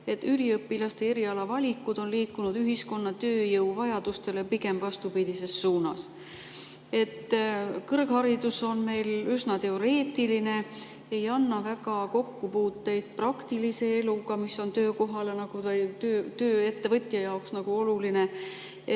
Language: Estonian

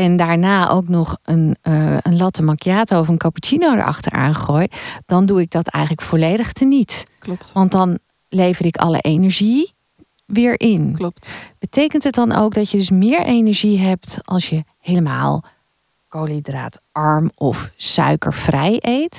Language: Dutch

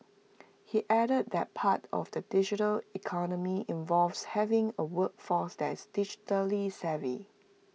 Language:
English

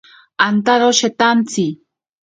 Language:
Ashéninka Perené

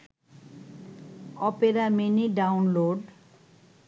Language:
Bangla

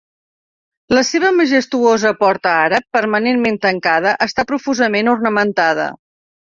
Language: Catalan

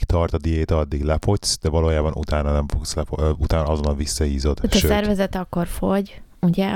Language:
Hungarian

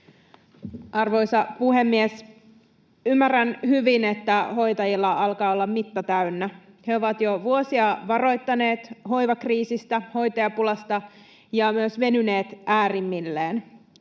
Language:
Finnish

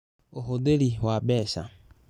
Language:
Kikuyu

